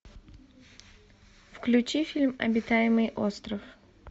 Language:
Russian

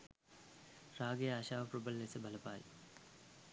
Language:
Sinhala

